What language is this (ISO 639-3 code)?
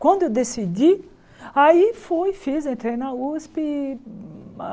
por